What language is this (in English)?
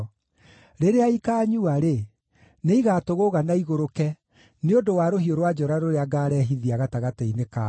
Kikuyu